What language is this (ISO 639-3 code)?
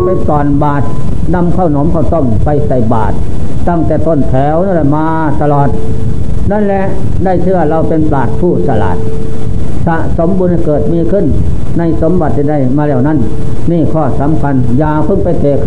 tha